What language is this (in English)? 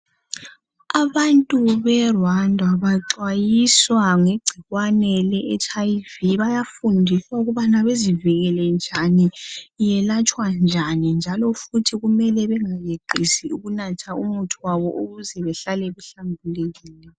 North Ndebele